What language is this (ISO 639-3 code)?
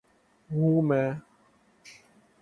urd